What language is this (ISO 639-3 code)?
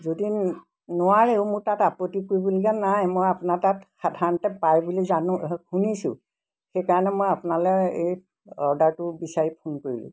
asm